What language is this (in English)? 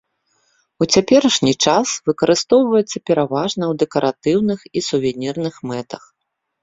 Belarusian